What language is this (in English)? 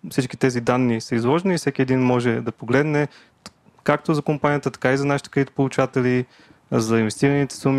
Bulgarian